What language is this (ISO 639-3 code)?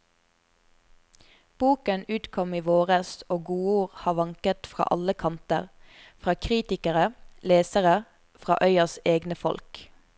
nor